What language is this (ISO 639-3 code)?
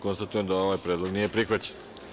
srp